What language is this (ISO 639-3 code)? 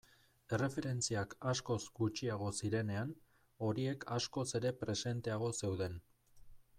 eus